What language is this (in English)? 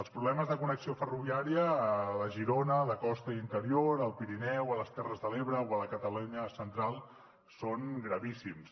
Catalan